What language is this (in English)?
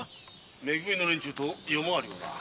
Japanese